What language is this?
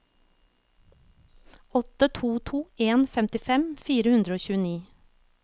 Norwegian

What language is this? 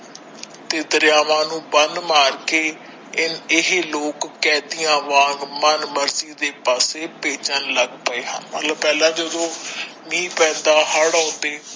Punjabi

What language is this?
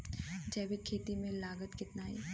Bhojpuri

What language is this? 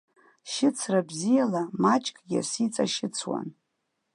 Abkhazian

